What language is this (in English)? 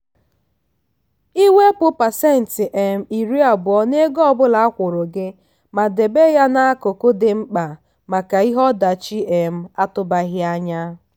Igbo